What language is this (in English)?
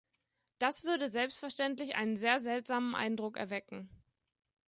German